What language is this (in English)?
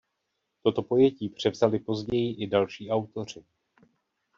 Czech